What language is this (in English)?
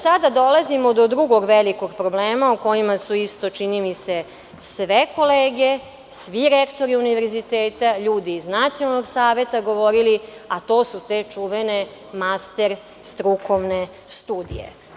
Serbian